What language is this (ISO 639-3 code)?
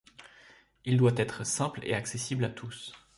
fra